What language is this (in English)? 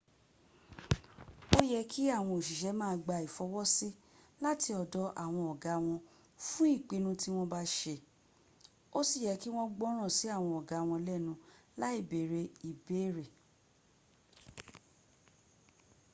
Yoruba